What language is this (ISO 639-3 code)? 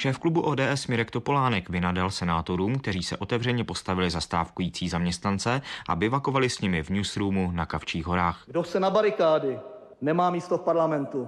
ces